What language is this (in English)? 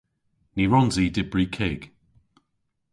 Cornish